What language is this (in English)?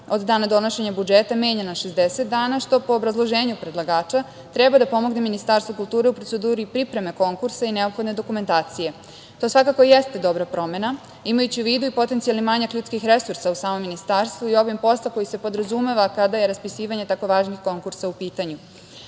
Serbian